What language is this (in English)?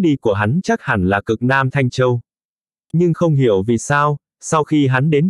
Vietnamese